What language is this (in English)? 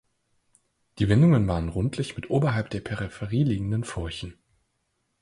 German